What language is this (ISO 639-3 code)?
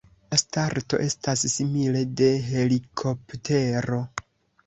epo